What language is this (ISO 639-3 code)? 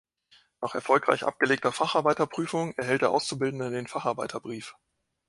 deu